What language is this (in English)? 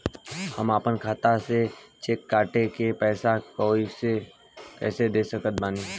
Bhojpuri